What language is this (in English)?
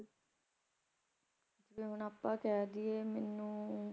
Punjabi